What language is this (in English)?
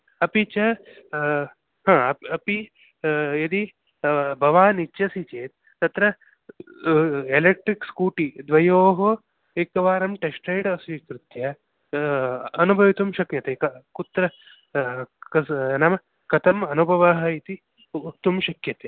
Sanskrit